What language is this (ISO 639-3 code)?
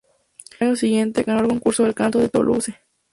spa